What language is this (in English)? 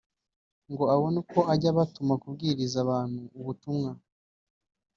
Kinyarwanda